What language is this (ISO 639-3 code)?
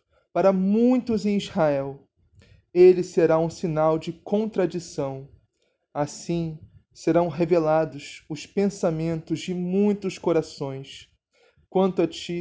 por